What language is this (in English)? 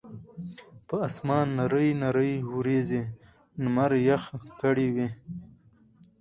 Pashto